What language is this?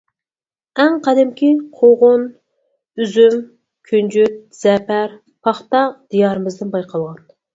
Uyghur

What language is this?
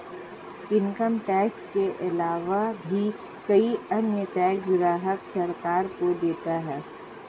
Hindi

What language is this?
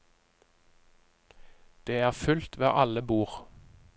Norwegian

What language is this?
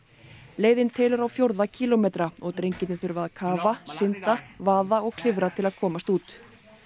Icelandic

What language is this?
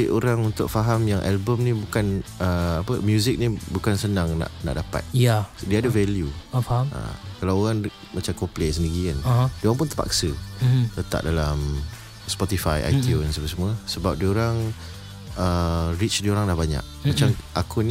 Malay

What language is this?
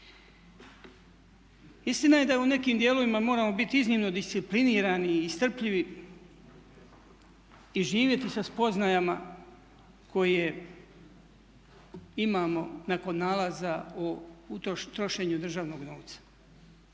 Croatian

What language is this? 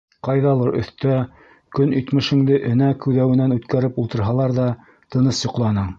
Bashkir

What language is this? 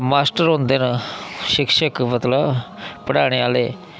Dogri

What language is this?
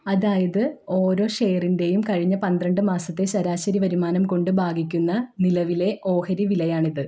Malayalam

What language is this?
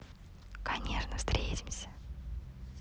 Russian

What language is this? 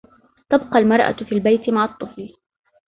Arabic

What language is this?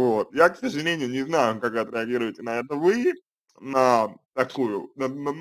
Russian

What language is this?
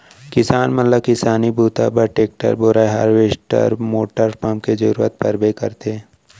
Chhattisgarhi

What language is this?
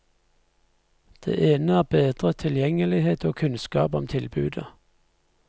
Norwegian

